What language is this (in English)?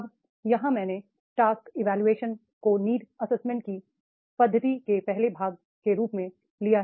Hindi